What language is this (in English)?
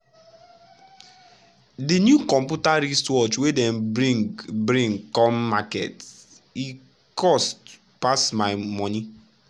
Nigerian Pidgin